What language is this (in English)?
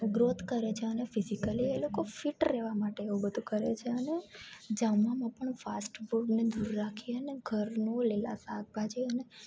Gujarati